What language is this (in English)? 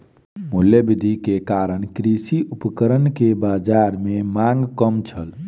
Maithili